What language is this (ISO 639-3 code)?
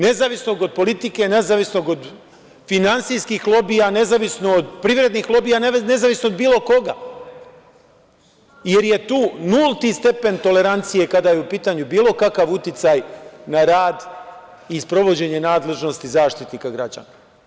srp